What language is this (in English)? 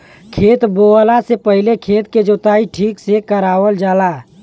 Bhojpuri